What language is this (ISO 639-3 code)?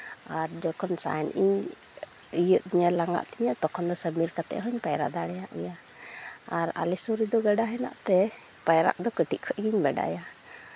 sat